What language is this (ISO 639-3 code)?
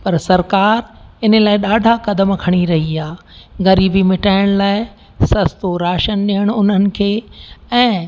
snd